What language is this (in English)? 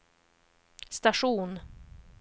Swedish